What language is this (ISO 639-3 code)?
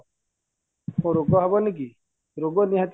ori